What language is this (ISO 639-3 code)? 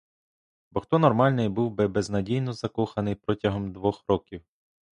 ukr